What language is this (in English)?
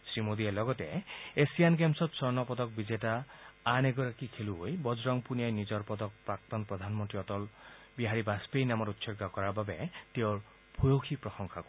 Assamese